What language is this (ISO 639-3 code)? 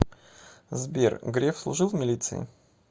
rus